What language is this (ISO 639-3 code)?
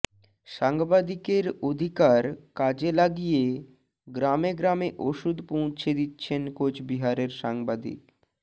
ben